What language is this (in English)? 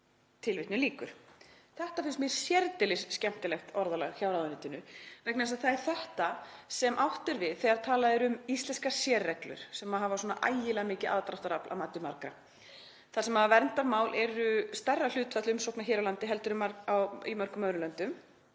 Icelandic